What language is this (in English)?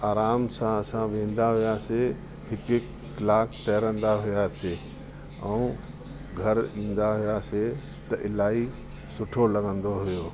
Sindhi